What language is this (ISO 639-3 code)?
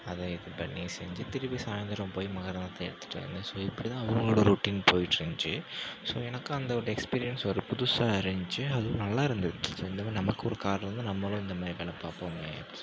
tam